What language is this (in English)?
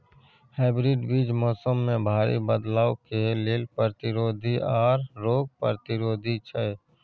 Maithili